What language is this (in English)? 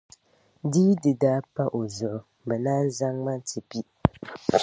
Dagbani